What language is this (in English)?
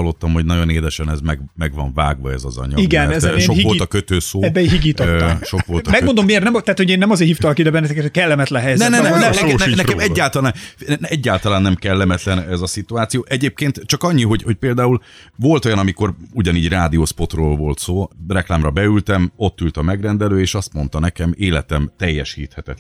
Hungarian